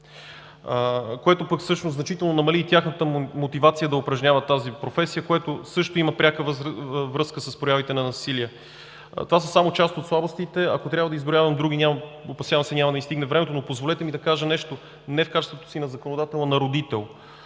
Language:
Bulgarian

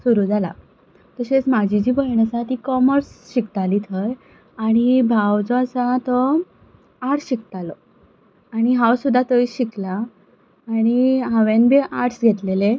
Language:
Konkani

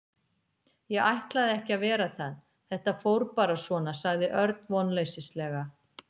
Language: Icelandic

